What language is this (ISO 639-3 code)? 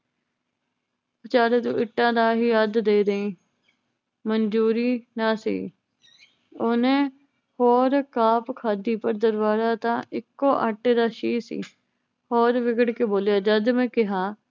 pan